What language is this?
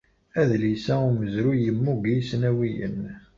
Kabyle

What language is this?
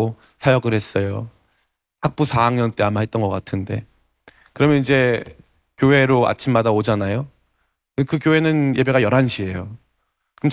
Korean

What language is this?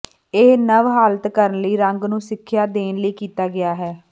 Punjabi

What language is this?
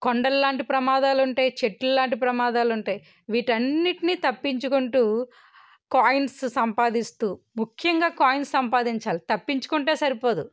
Telugu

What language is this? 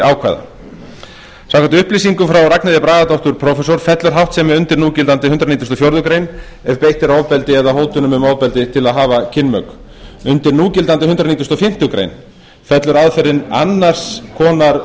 Icelandic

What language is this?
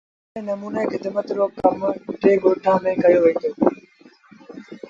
Sindhi Bhil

